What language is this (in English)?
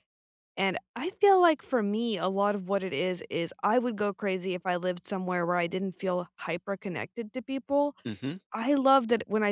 English